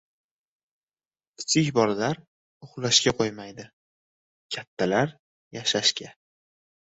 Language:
Uzbek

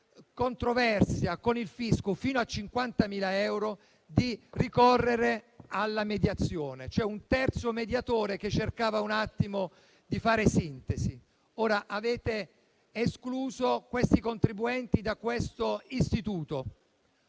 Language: Italian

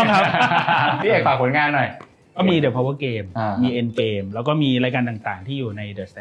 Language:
Thai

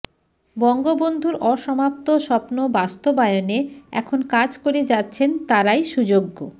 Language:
Bangla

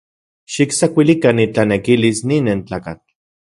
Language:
Central Puebla Nahuatl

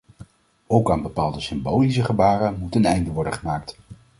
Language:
Dutch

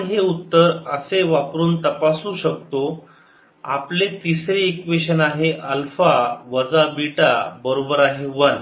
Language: Marathi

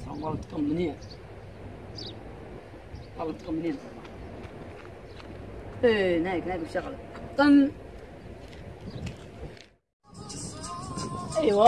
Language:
Arabic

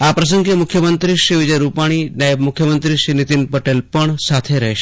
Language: Gujarati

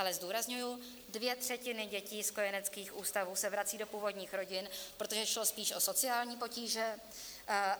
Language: Czech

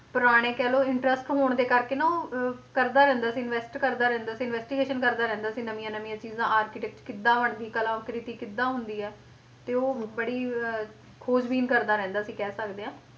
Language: Punjabi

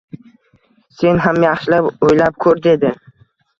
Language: Uzbek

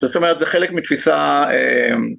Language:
Hebrew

